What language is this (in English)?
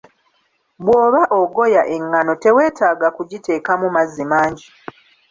Ganda